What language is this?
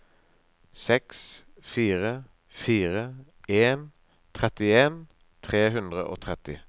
Norwegian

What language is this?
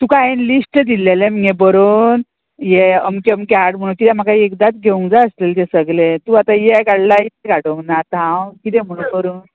Konkani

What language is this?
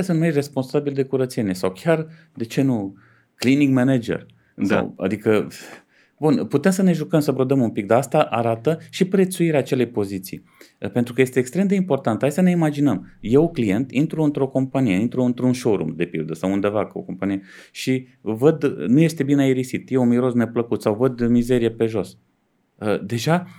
Romanian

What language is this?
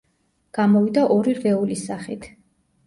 Georgian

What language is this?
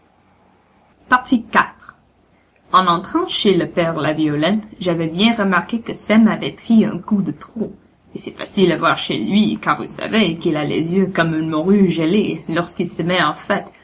French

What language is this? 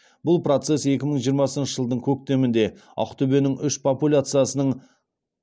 Kazakh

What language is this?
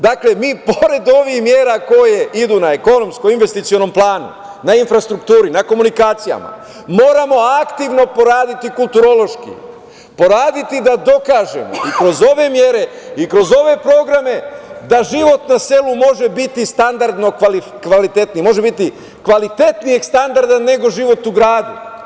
Serbian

